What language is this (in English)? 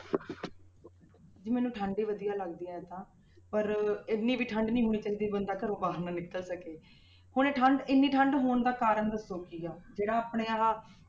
Punjabi